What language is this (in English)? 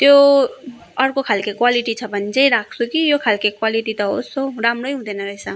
Nepali